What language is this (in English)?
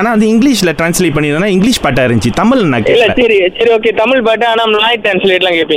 Tamil